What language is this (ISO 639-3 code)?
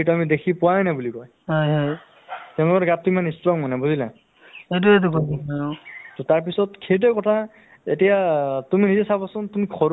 asm